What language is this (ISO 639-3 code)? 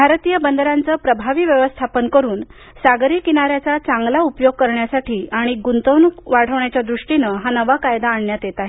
mar